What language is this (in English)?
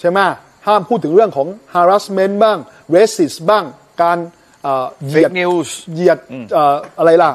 Thai